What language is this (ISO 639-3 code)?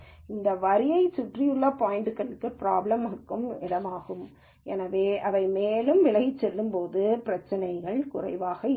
tam